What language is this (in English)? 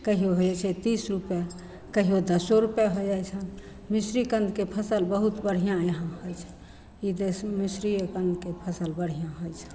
Maithili